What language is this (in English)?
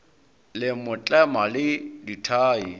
Northern Sotho